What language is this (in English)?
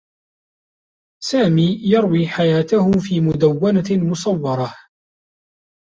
Arabic